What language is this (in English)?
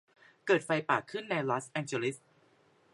Thai